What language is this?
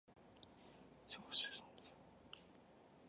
Chinese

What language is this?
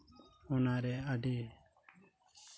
Santali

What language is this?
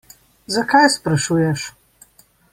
Slovenian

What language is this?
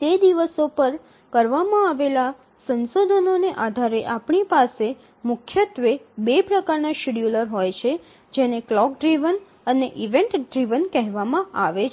Gujarati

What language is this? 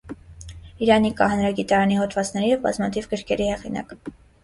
Armenian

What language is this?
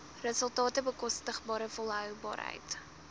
Afrikaans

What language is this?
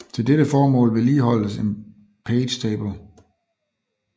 Danish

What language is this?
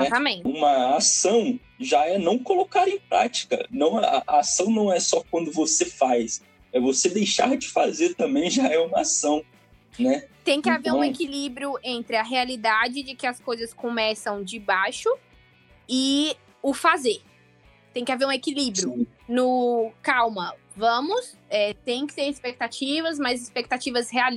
Portuguese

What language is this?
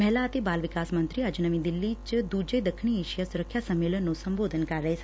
Punjabi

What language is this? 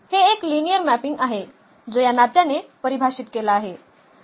Marathi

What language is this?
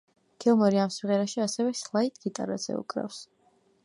Georgian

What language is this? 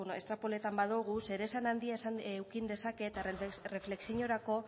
Basque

